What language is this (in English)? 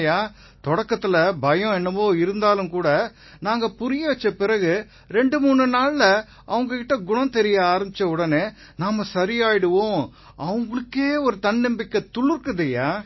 Tamil